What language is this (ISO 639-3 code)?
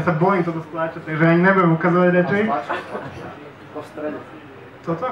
slk